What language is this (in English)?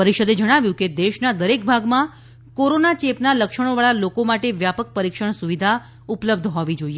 Gujarati